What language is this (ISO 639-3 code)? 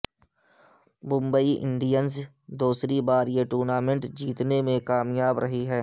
urd